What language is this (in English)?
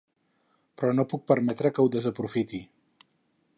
Catalan